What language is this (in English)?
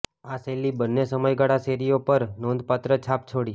Gujarati